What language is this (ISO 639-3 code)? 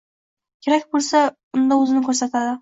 uzb